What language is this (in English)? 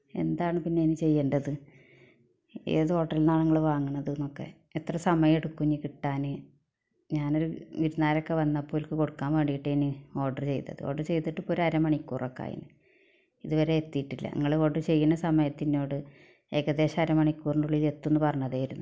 Malayalam